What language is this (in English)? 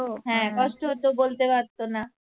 Bangla